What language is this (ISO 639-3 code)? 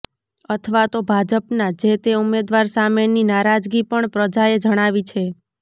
guj